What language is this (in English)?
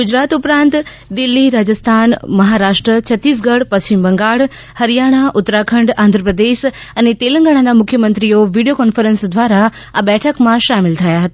Gujarati